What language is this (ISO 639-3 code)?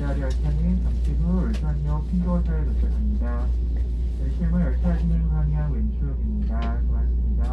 kor